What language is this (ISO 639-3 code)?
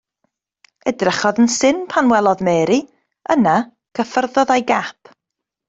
cym